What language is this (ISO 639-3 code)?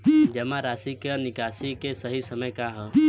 bho